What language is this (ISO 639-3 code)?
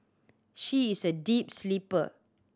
eng